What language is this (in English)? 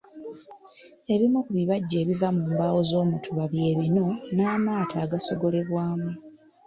Ganda